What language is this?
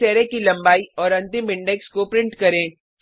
Hindi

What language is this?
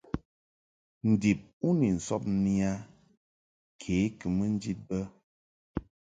Mungaka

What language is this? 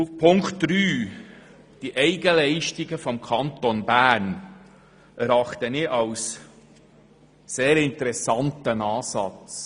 Swiss German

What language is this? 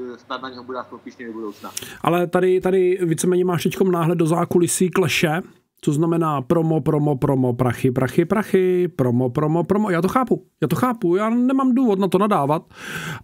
Czech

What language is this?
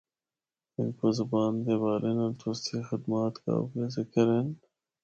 Northern Hindko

